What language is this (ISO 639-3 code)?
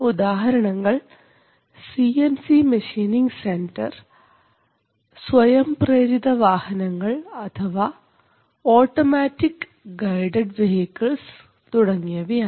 mal